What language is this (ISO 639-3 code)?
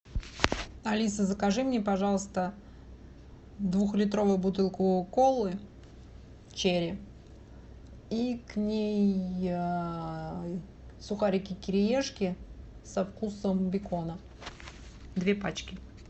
rus